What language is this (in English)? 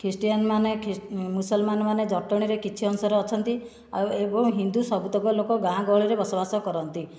Odia